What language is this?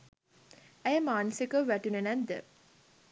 Sinhala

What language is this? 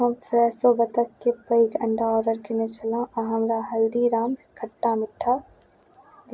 Maithili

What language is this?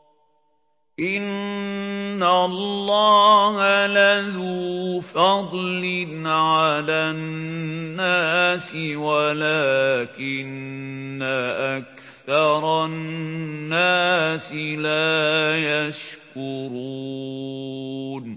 Arabic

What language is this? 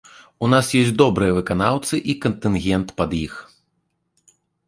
Belarusian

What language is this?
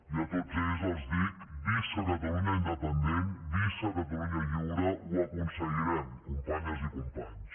Catalan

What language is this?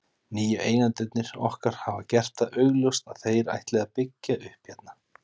Icelandic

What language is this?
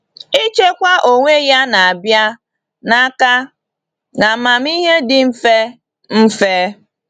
Igbo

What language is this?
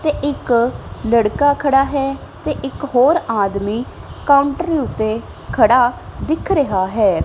Punjabi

